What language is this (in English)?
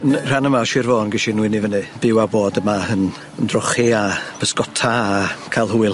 Welsh